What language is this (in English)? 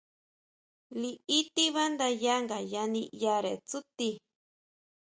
Huautla Mazatec